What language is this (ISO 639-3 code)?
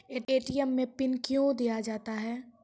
mai